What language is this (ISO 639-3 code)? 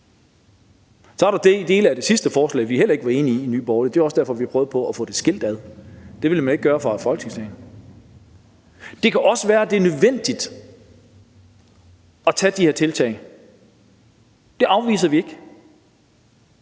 dan